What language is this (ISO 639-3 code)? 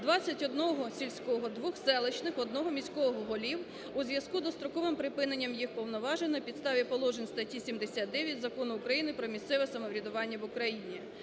ukr